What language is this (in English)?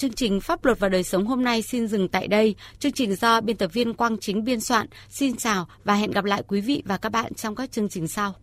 Vietnamese